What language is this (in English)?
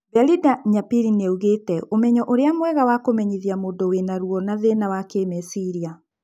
Kikuyu